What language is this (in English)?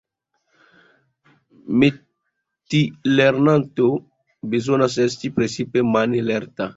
Esperanto